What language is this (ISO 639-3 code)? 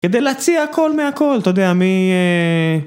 heb